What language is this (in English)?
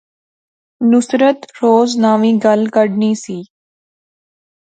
Pahari-Potwari